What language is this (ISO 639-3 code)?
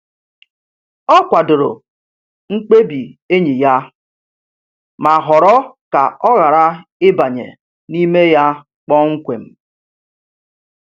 ibo